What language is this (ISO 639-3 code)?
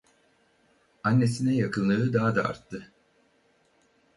tur